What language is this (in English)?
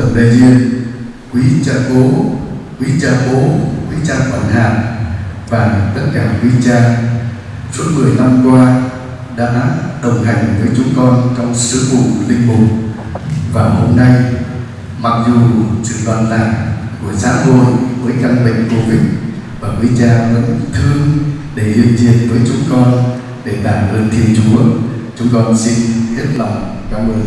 Vietnamese